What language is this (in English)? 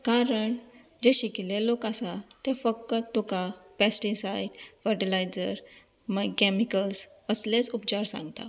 Konkani